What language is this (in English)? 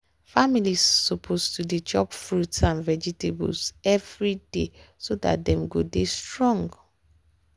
Nigerian Pidgin